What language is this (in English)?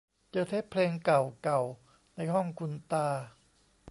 Thai